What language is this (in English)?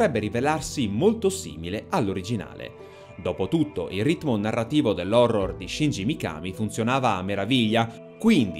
Italian